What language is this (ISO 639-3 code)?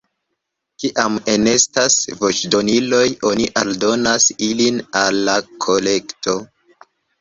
epo